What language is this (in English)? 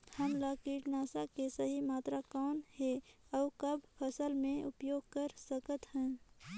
Chhattisgarhi